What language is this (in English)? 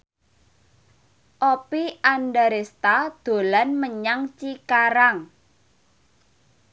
Javanese